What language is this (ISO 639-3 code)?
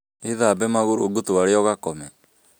kik